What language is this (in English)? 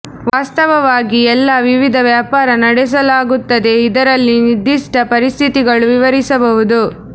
Kannada